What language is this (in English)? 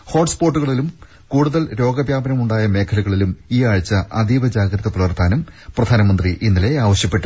Malayalam